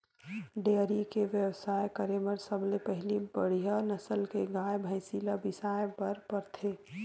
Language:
Chhattisgarhi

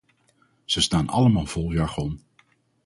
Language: Dutch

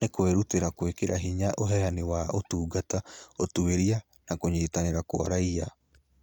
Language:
Kikuyu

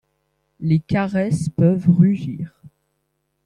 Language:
French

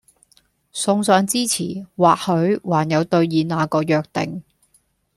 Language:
Cantonese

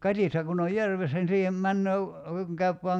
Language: Finnish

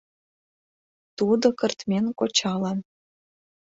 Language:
Mari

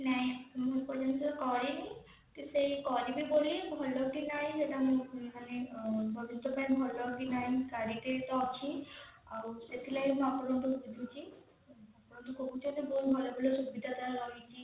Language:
Odia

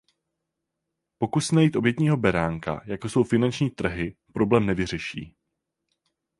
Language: Czech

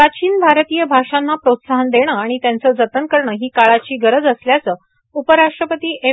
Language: Marathi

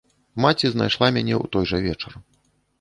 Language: Belarusian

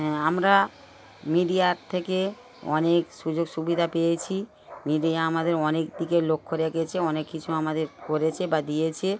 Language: Bangla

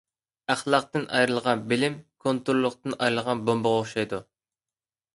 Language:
Uyghur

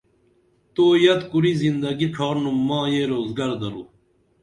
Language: Dameli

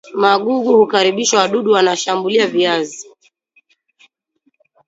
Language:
Swahili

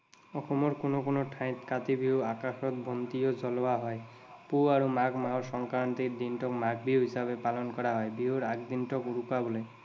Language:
Assamese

